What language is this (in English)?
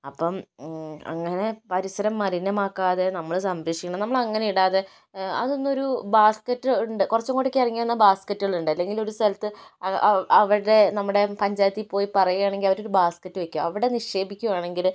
Malayalam